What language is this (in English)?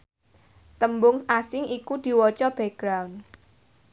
Javanese